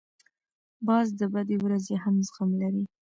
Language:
Pashto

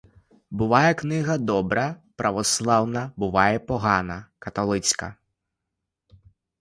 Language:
Ukrainian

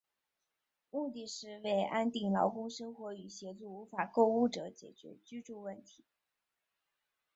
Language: Chinese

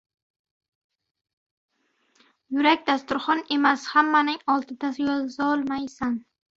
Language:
Uzbek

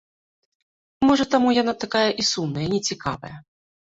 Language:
Belarusian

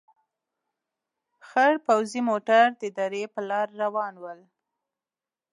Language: Pashto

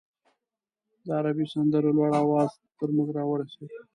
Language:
Pashto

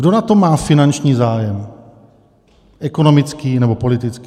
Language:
Czech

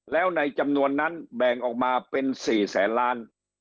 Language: Thai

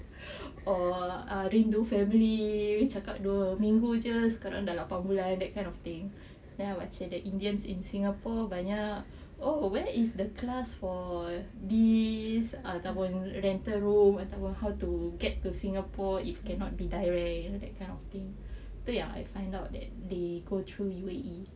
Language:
English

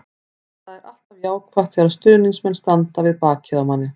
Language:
Icelandic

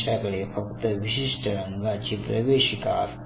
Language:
Marathi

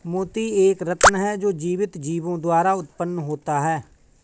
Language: Hindi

